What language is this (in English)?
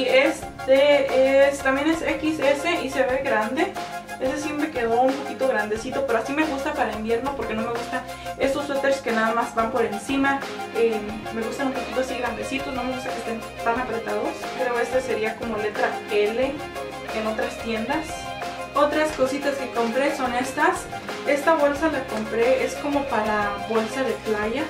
Spanish